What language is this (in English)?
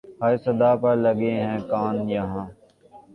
Urdu